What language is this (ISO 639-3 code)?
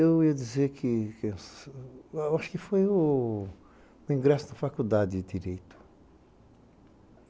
por